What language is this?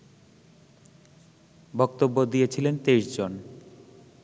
Bangla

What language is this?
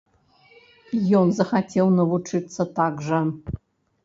Belarusian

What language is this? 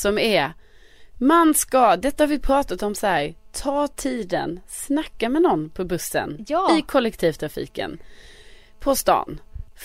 Swedish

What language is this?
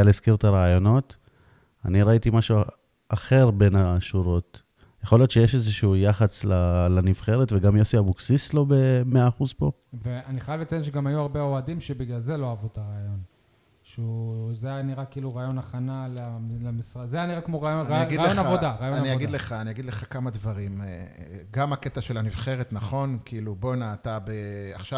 Hebrew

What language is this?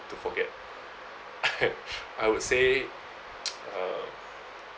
English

